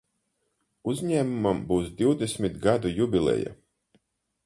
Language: Latvian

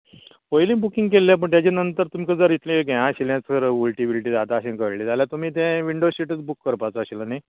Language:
Konkani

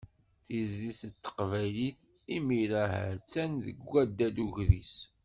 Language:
Kabyle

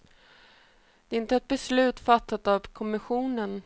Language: Swedish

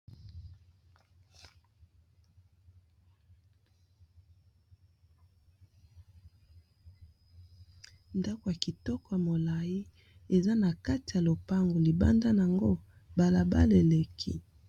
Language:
Lingala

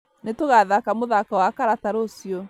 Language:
Kikuyu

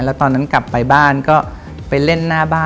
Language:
Thai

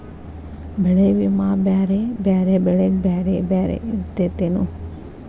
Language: Kannada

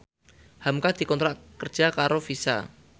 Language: Javanese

